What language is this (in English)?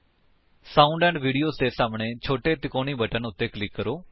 Punjabi